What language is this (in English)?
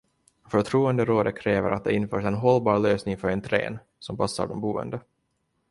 Swedish